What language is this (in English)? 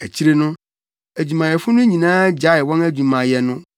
Akan